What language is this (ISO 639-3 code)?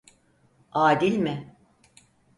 tur